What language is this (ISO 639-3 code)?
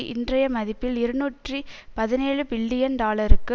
tam